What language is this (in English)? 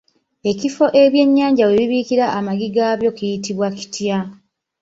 Ganda